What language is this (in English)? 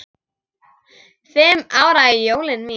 Icelandic